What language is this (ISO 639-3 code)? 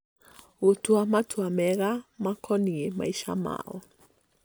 kik